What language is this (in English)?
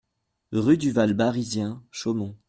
French